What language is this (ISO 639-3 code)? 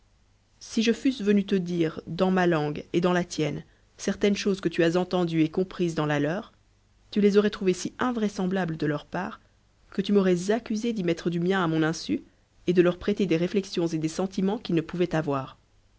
fra